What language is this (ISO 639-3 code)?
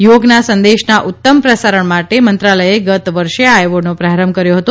guj